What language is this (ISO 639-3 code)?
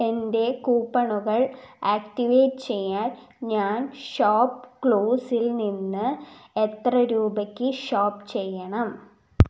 mal